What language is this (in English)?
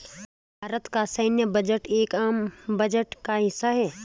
Hindi